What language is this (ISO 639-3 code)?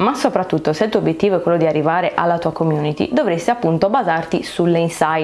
ita